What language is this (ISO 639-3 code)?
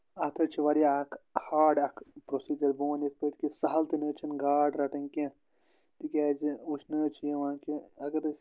kas